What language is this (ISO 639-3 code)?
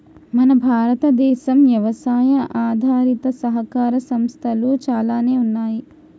tel